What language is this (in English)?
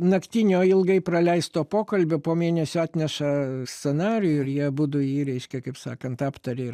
Lithuanian